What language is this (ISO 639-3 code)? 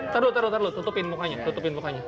ind